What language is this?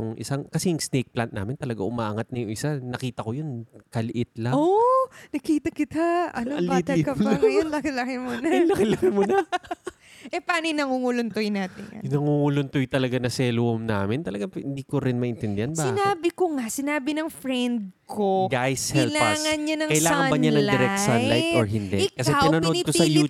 Filipino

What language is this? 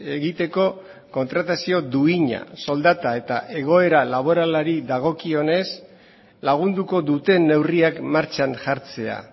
Basque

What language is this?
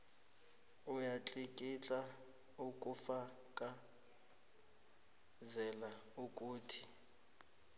South Ndebele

